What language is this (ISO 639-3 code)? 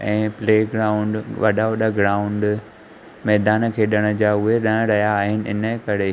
snd